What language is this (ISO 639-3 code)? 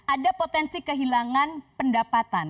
ind